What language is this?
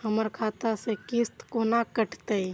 Maithili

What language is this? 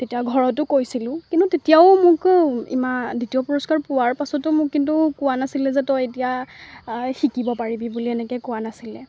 Assamese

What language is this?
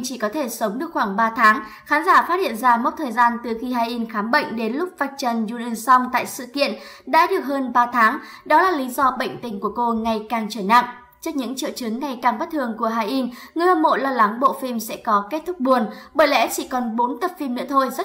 Vietnamese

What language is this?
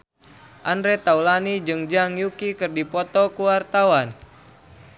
Sundanese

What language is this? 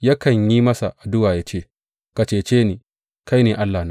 Hausa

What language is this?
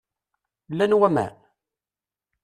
Kabyle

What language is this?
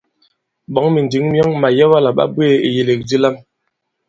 Bankon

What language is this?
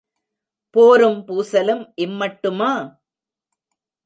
Tamil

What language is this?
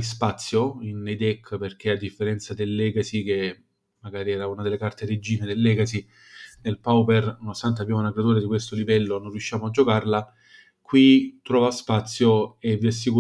Italian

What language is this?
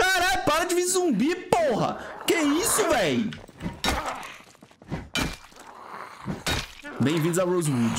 Portuguese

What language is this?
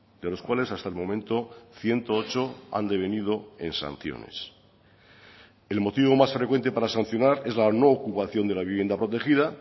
Spanish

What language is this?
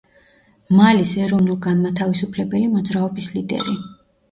Georgian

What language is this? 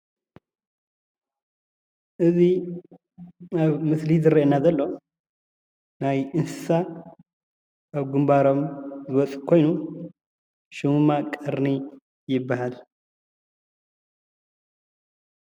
Tigrinya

